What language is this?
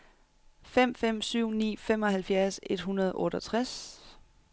Danish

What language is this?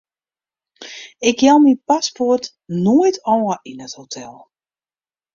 Western Frisian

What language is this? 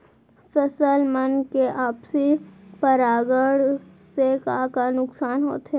Chhattisgarhi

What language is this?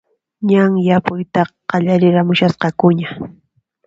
Puno Quechua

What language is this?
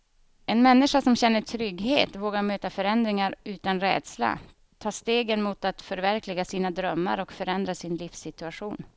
Swedish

